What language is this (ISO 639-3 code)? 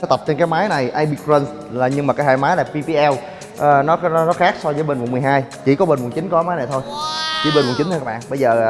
vie